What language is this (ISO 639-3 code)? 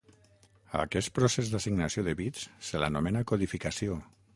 cat